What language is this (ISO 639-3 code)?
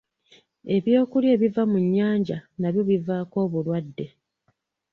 lug